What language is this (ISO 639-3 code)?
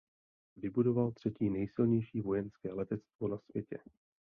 ces